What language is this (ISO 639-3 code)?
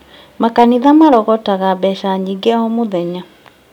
kik